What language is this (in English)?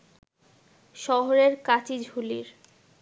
Bangla